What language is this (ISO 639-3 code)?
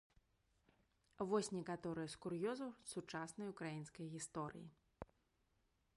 bel